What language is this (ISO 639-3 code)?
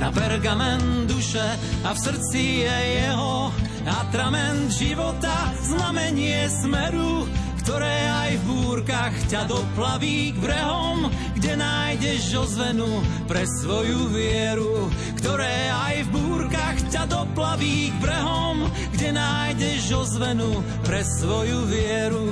slk